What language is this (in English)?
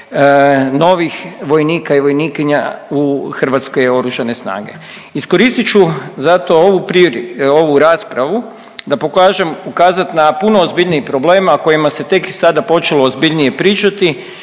Croatian